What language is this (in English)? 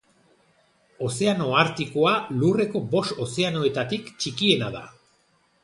Basque